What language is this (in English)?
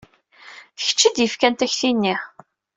Kabyle